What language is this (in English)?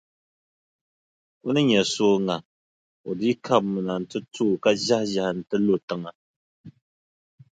Dagbani